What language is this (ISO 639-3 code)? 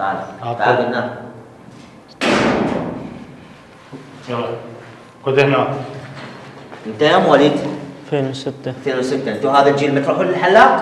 ara